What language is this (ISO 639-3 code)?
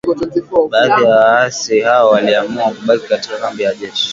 swa